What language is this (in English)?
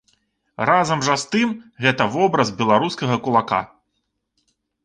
Belarusian